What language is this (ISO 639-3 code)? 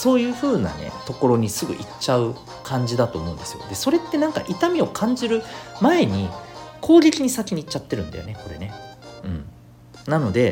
jpn